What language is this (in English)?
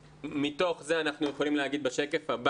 Hebrew